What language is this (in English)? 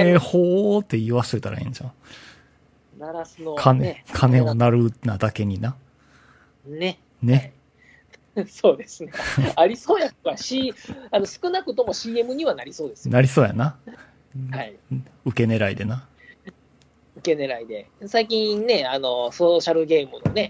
Japanese